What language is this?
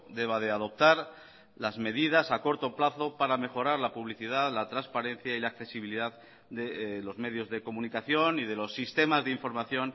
Spanish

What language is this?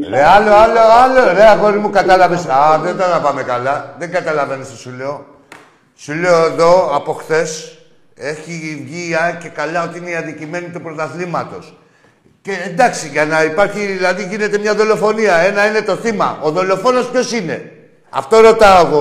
Greek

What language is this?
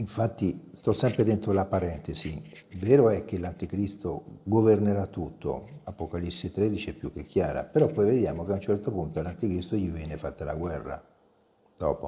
Italian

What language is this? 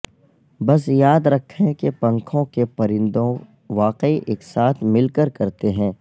Urdu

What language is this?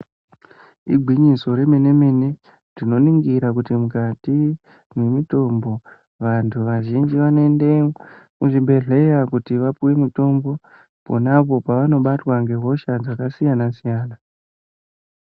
Ndau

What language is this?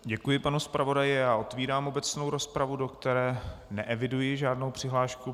Czech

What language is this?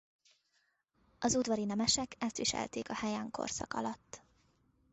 Hungarian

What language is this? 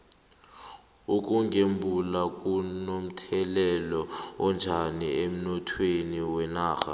South Ndebele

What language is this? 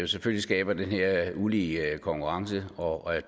Danish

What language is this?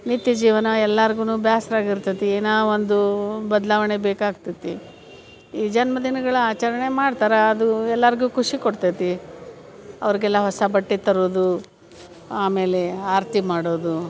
Kannada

